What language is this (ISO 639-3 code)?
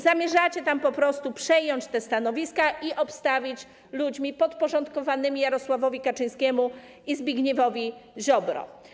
pol